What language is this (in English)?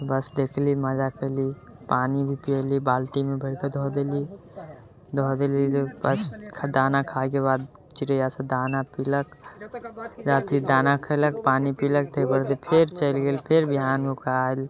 Maithili